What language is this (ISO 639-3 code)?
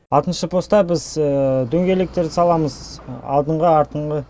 kaz